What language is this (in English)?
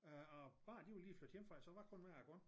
Danish